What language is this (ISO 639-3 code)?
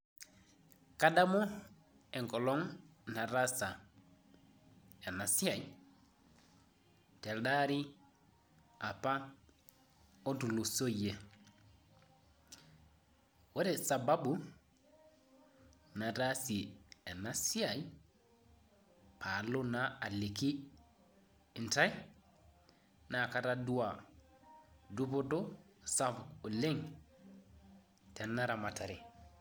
mas